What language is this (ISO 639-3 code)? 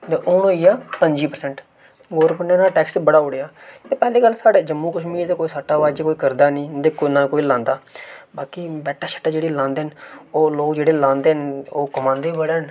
doi